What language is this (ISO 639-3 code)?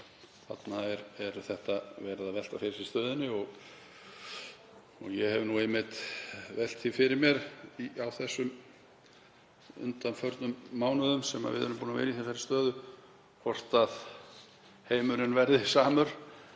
isl